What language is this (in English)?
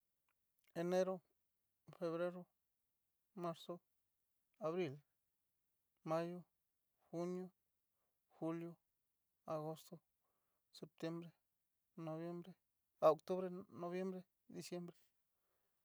Cacaloxtepec Mixtec